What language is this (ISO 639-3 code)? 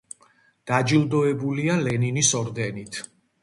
kat